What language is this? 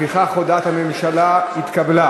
Hebrew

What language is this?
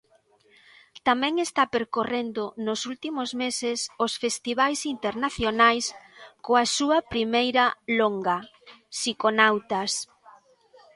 Galician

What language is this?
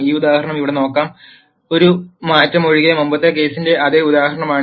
Malayalam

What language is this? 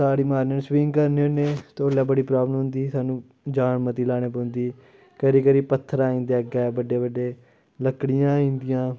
Dogri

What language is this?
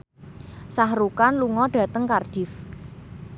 Javanese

